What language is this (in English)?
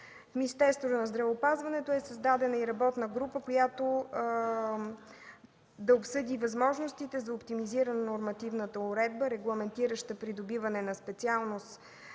Bulgarian